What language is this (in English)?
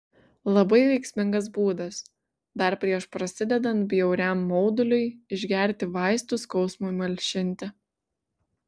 Lithuanian